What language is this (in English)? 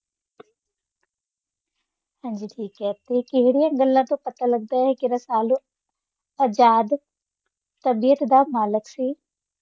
Punjabi